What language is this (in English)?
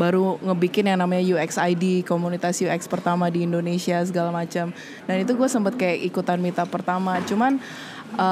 Indonesian